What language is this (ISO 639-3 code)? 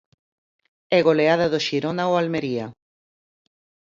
glg